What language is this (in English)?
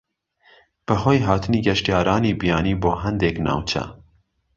Central Kurdish